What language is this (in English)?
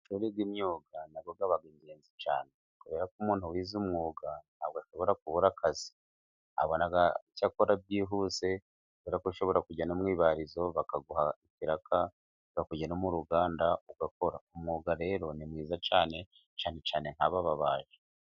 Kinyarwanda